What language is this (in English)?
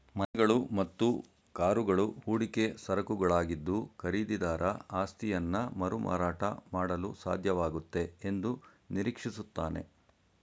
Kannada